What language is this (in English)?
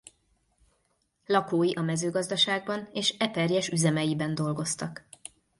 Hungarian